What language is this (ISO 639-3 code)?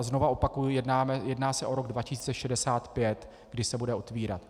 ces